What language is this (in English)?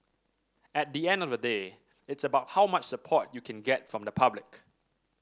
English